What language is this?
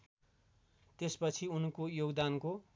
Nepali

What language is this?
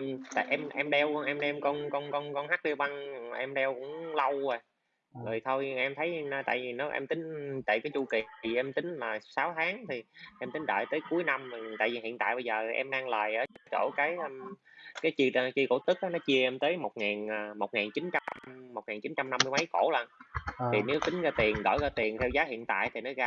Vietnamese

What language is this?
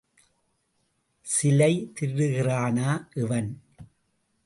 Tamil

